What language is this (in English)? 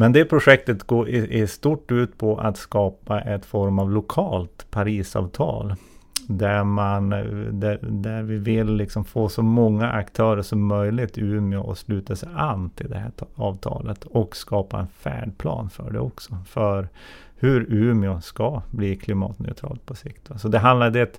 Swedish